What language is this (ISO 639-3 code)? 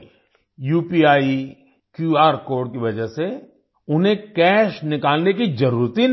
hin